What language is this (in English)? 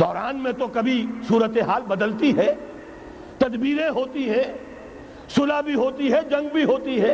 Urdu